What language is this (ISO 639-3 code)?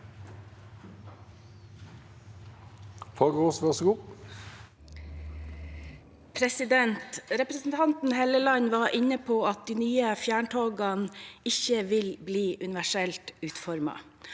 nor